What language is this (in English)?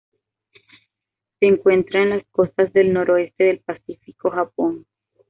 Spanish